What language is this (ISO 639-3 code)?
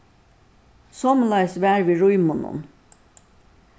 fao